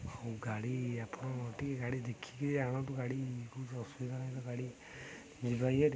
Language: Odia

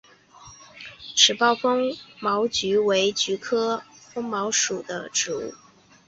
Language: Chinese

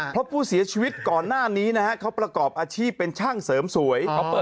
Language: Thai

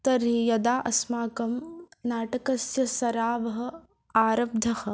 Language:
Sanskrit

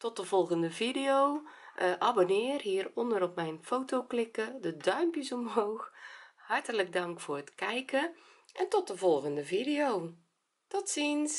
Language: Dutch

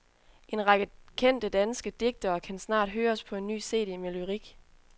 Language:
Danish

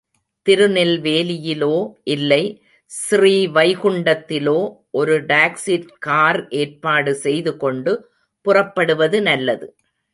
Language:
Tamil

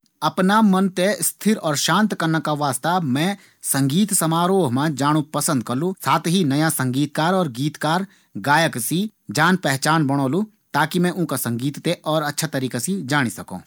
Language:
Garhwali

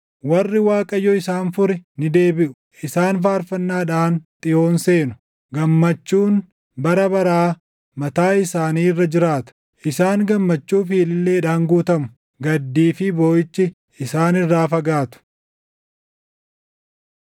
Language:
Oromo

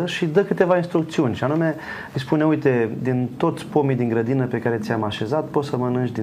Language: Romanian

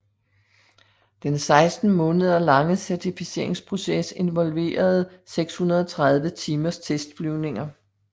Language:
Danish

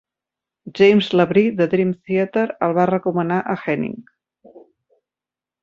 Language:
Catalan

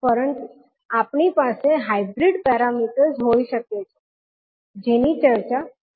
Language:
Gujarati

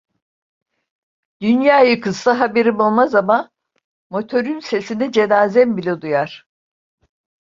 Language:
Turkish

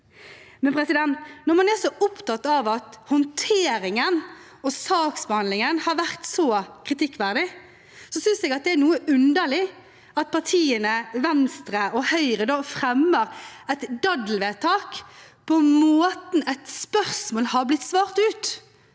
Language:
Norwegian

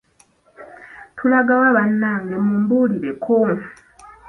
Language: Ganda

